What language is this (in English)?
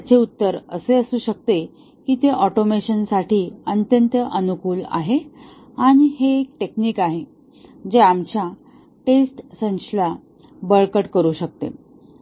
Marathi